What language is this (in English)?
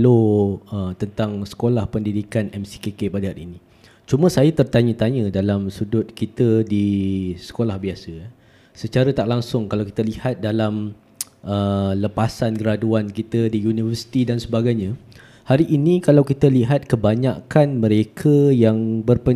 Malay